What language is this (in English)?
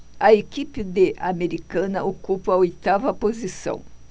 Portuguese